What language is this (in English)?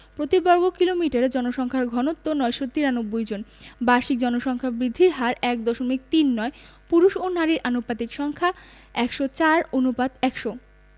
Bangla